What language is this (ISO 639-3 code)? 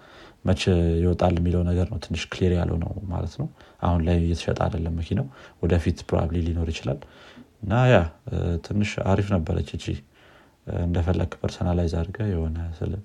amh